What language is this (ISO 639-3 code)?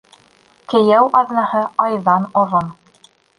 bak